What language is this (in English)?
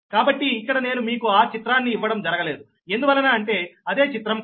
Telugu